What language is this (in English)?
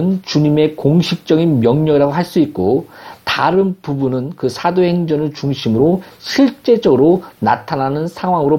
Korean